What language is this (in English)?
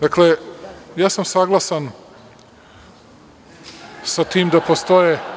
Serbian